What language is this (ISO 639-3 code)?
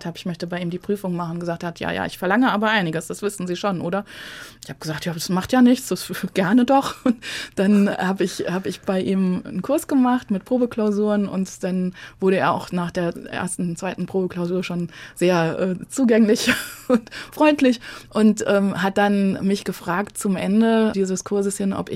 deu